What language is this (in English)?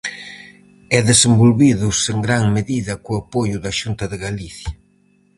Galician